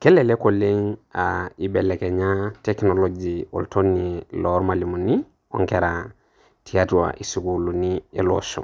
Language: Masai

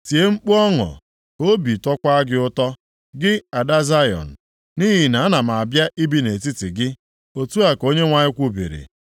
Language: Igbo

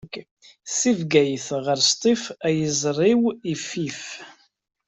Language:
Kabyle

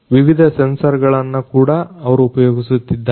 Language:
Kannada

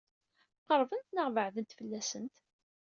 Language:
Kabyle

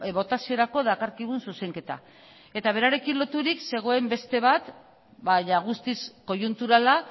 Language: Basque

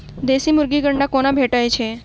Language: Maithili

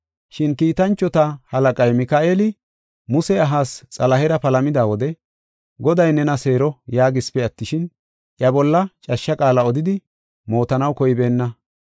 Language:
Gofa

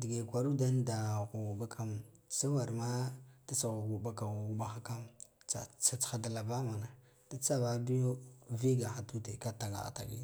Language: Guduf-Gava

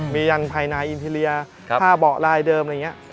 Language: Thai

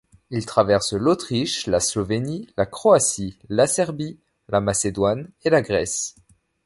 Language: French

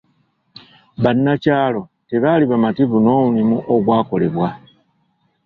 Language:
Ganda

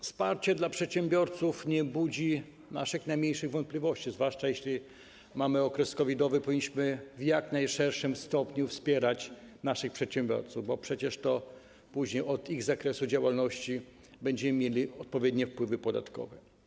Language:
Polish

